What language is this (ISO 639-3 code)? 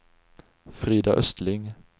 swe